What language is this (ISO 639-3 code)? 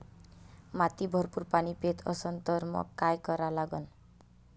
mar